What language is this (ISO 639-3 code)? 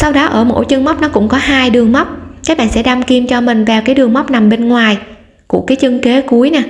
vie